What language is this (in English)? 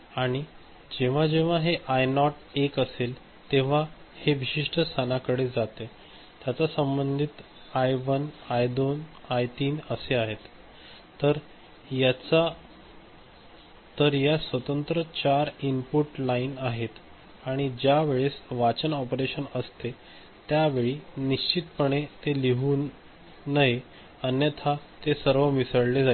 Marathi